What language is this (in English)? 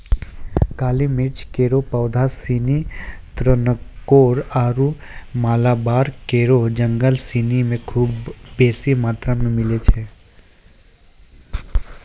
Maithili